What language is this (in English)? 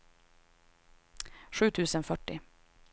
Swedish